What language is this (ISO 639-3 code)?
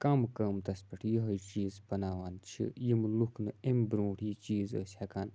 kas